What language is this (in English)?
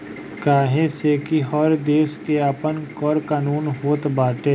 Bhojpuri